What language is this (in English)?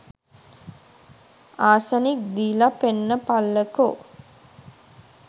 Sinhala